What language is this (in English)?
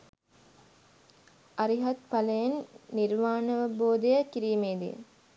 Sinhala